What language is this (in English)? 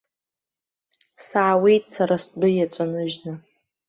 Abkhazian